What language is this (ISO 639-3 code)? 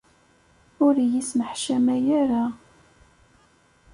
kab